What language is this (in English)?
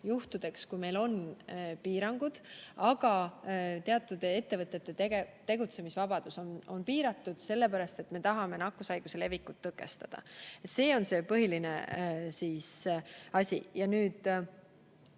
Estonian